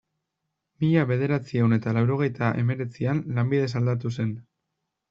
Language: Basque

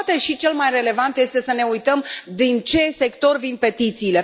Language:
Romanian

